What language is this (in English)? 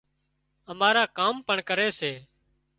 Wadiyara Koli